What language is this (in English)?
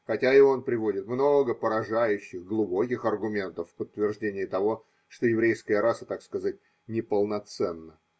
Russian